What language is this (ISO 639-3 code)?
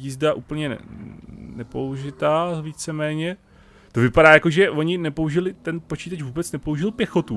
ces